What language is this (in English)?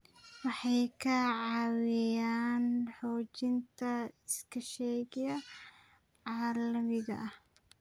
Somali